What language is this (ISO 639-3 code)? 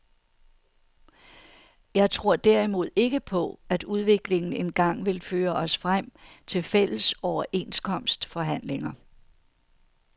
dan